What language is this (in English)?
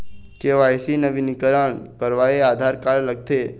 Chhattisgarhi